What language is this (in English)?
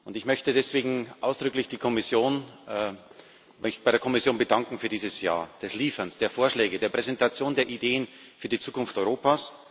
German